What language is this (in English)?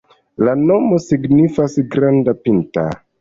Esperanto